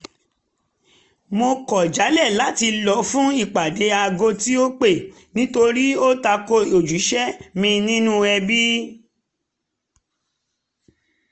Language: Yoruba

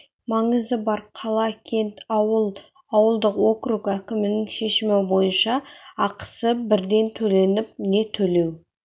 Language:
Kazakh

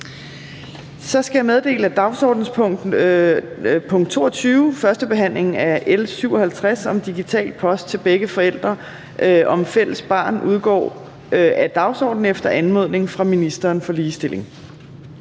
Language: Danish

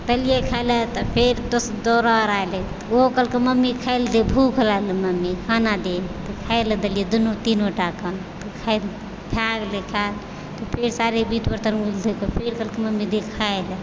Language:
Maithili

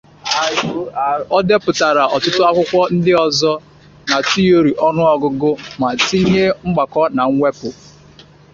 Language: Igbo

